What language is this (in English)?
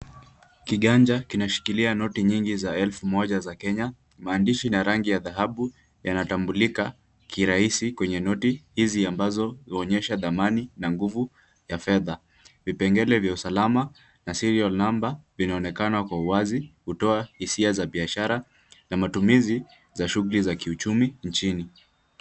Swahili